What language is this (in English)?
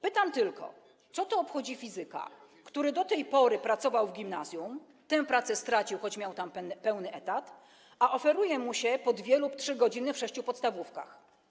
Polish